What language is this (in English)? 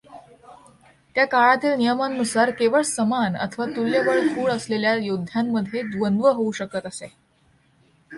Marathi